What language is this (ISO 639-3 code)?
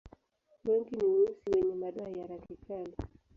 swa